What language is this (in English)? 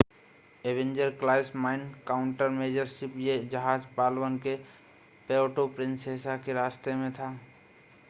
Hindi